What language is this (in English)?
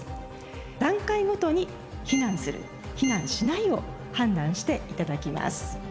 Japanese